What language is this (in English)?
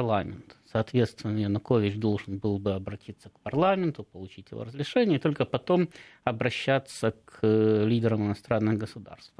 Russian